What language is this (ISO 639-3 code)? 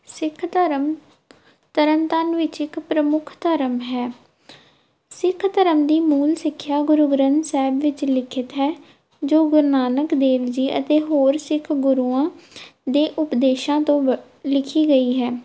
pan